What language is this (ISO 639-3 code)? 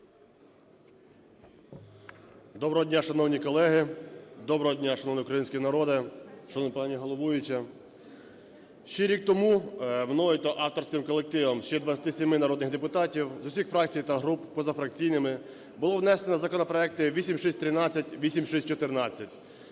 ukr